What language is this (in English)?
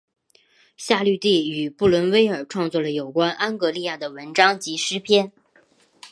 Chinese